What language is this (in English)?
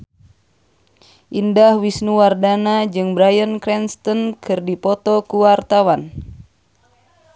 Sundanese